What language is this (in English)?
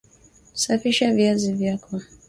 Swahili